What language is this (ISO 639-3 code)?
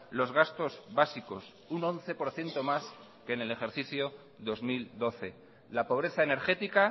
spa